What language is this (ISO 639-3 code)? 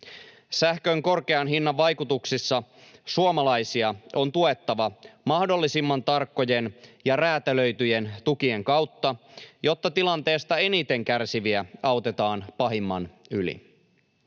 fin